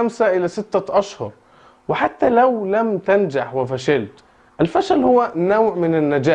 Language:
Arabic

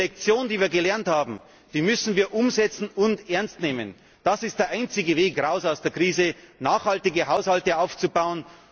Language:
German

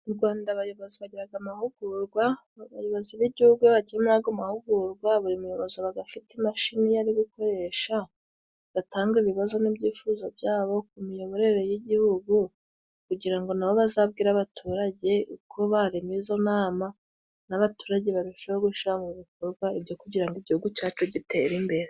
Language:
Kinyarwanda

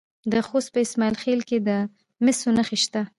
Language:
Pashto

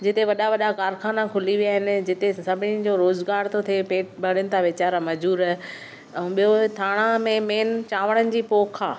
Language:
Sindhi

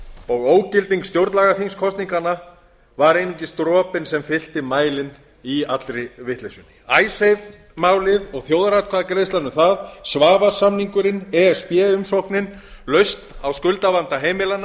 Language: Icelandic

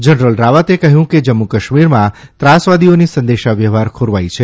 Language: Gujarati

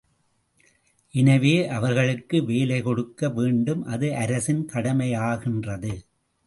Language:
Tamil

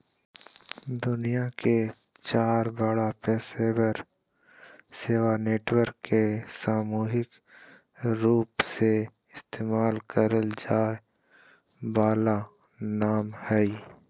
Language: Magahi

